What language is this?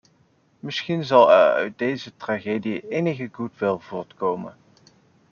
Dutch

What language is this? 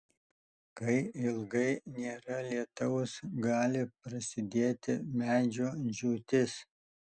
Lithuanian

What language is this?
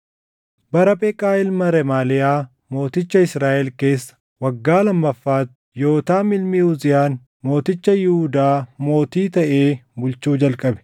Oromo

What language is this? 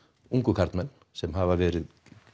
Icelandic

